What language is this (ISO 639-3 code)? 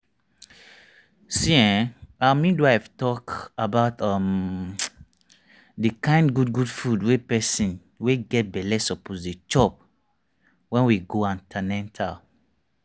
pcm